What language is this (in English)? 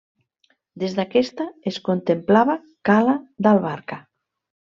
Catalan